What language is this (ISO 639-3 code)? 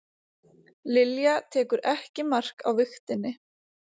isl